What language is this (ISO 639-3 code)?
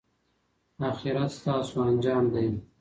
pus